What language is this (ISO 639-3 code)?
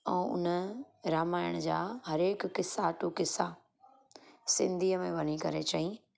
snd